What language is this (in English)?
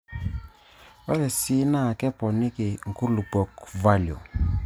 Masai